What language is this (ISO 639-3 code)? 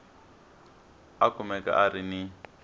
tso